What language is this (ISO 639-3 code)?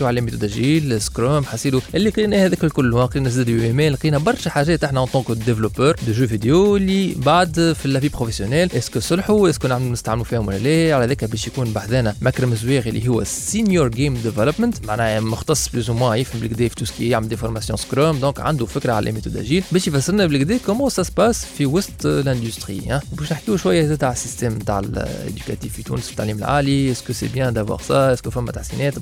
ara